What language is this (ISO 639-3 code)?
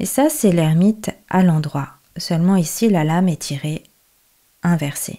fra